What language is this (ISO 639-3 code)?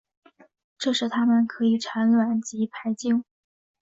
zho